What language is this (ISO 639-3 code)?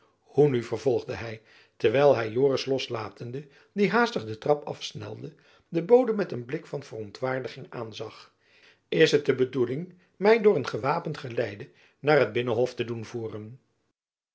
nld